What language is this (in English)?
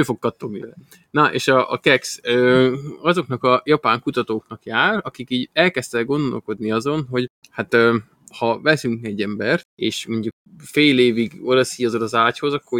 Hungarian